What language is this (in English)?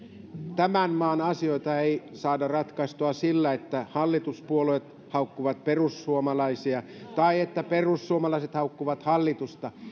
Finnish